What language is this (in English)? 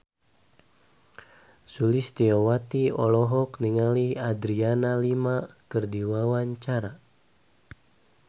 Sundanese